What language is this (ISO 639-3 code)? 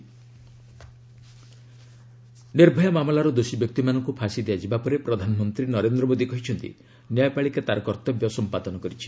ori